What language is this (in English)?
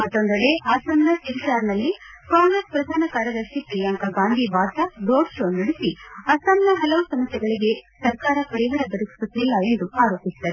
Kannada